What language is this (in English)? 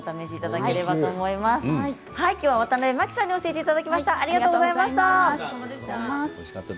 Japanese